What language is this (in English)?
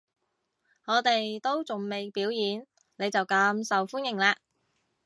Cantonese